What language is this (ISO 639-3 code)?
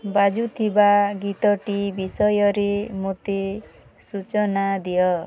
ori